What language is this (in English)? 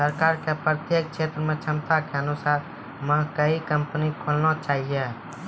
Maithili